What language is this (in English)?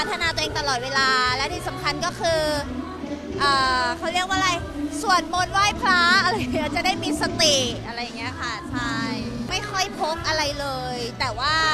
Thai